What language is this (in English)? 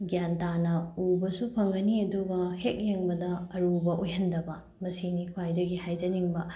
Manipuri